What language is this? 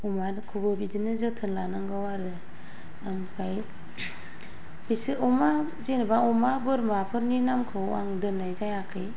Bodo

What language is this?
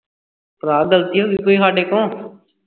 Punjabi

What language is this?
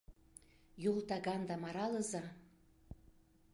Mari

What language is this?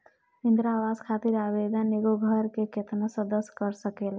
Bhojpuri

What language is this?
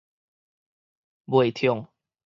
Min Nan Chinese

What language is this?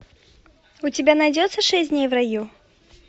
Russian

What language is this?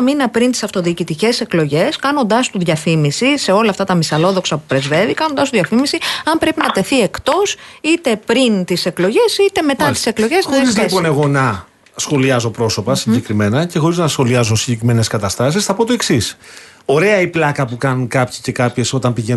Greek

